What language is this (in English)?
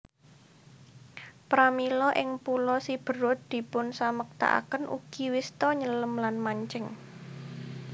Javanese